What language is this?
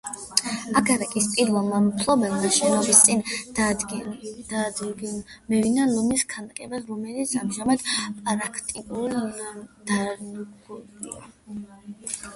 Georgian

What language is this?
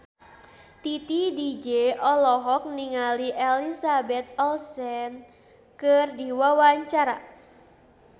Sundanese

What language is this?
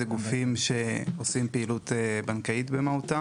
Hebrew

